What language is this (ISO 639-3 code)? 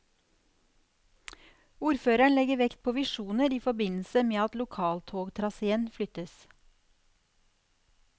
nor